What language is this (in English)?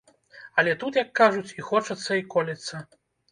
Belarusian